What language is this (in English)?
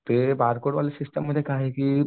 Marathi